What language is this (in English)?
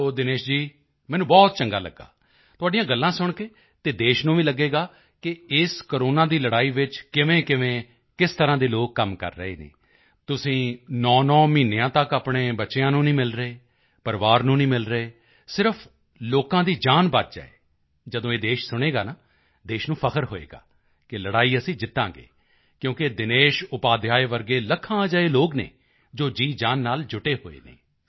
Punjabi